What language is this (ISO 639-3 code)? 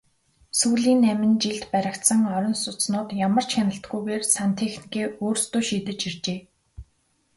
mon